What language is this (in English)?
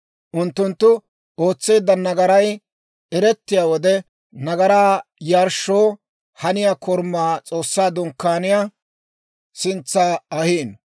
Dawro